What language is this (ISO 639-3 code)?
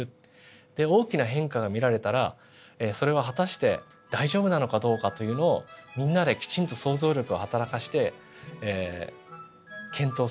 jpn